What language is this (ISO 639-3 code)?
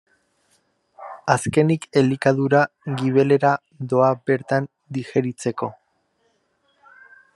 eus